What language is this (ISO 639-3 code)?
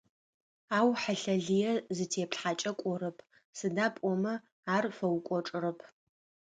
ady